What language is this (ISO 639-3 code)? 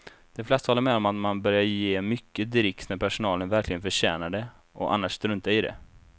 swe